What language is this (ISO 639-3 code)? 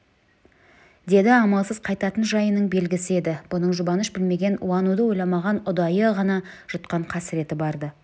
kaz